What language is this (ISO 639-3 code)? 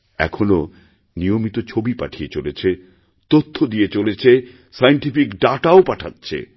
ben